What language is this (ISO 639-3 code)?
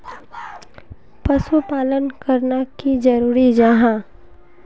mag